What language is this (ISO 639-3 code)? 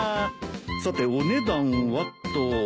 jpn